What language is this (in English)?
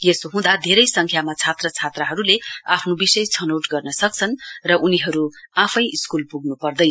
Nepali